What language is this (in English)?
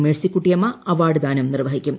Malayalam